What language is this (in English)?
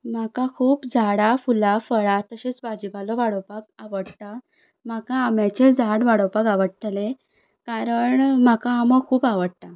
Konkani